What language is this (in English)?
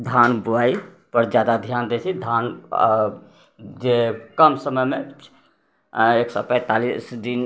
Maithili